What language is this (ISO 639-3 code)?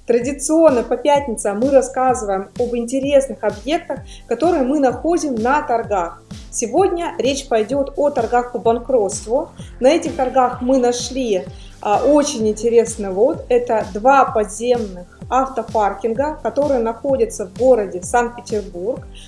rus